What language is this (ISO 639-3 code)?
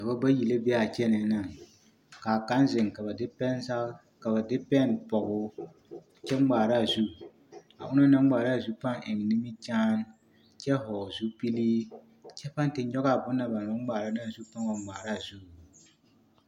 dga